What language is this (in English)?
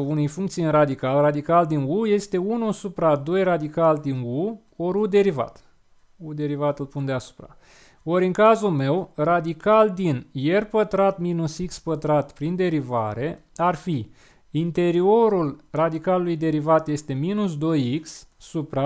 Romanian